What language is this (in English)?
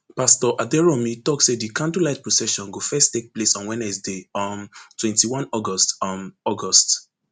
Nigerian Pidgin